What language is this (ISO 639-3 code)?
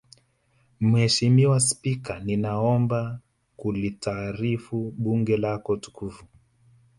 swa